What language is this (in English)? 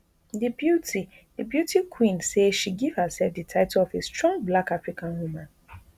Nigerian Pidgin